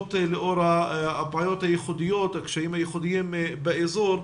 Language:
Hebrew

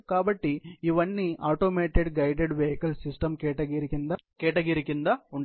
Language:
Telugu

